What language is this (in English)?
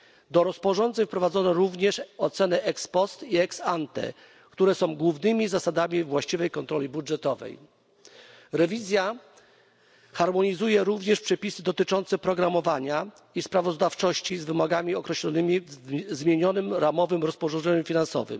Polish